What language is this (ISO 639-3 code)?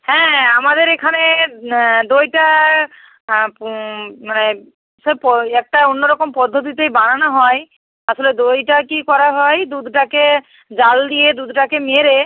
ben